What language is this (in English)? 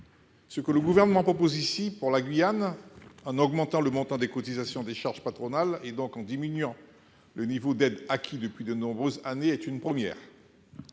French